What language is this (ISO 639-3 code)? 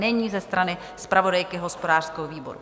ces